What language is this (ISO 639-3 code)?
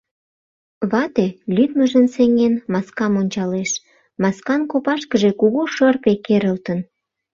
chm